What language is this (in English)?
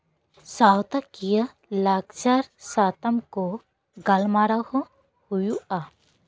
Santali